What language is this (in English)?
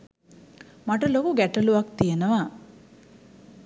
Sinhala